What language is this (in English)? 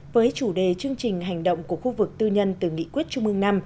Vietnamese